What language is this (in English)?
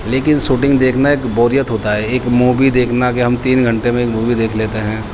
Urdu